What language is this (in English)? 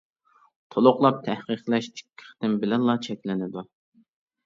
Uyghur